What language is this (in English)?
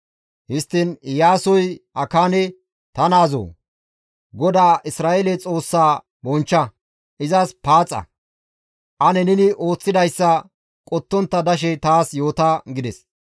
Gamo